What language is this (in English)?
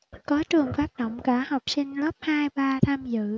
Vietnamese